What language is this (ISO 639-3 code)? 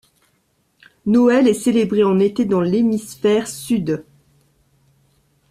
fra